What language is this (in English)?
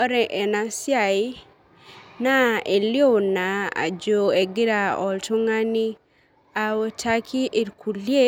Masai